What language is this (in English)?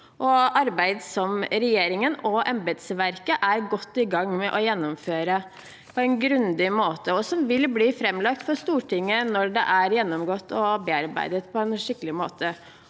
Norwegian